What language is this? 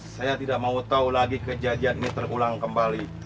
Indonesian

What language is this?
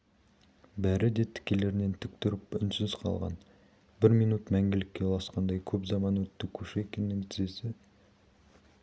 Kazakh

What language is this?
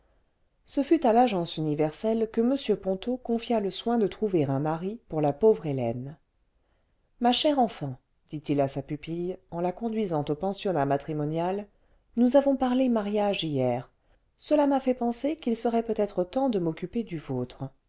French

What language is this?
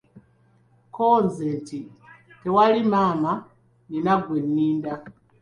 Ganda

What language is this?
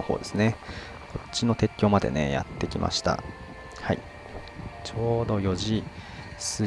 Japanese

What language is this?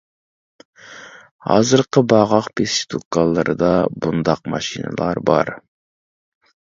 Uyghur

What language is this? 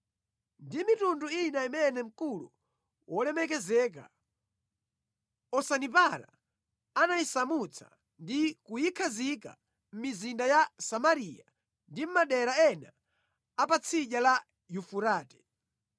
Nyanja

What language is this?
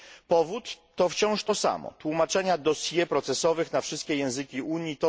Polish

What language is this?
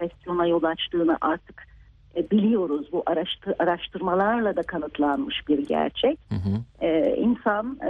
Turkish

